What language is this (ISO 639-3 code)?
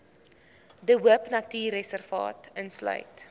afr